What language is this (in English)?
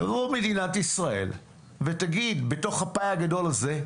Hebrew